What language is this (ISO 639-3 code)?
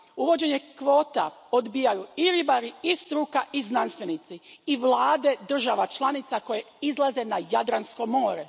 hrv